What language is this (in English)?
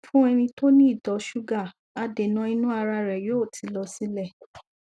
Yoruba